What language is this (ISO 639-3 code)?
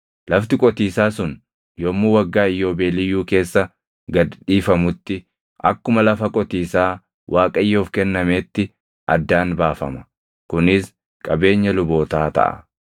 orm